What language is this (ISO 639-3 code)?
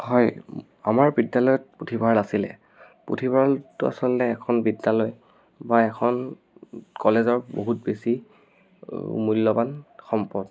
asm